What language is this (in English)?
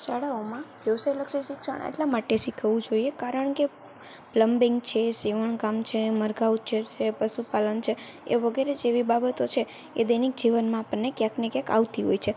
Gujarati